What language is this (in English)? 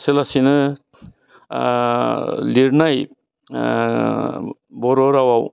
Bodo